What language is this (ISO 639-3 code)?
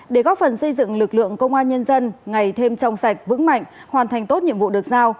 vie